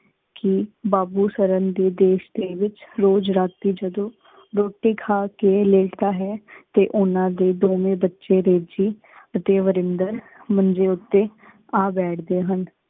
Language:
Punjabi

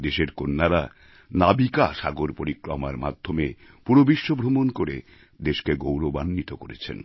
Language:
Bangla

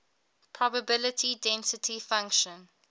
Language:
English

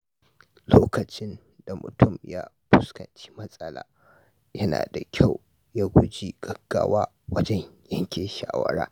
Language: Hausa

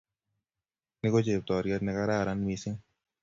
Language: Kalenjin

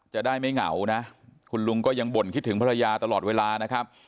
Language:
Thai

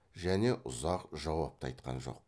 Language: Kazakh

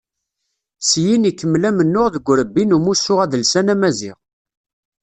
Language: Kabyle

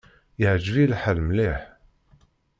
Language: Kabyle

